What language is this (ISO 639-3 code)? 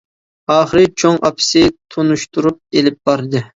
uig